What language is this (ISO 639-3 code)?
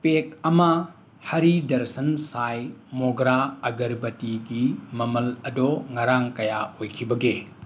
mni